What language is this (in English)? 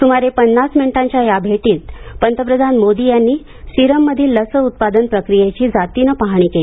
Marathi